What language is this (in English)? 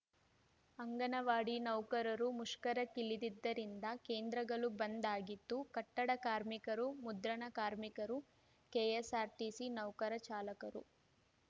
Kannada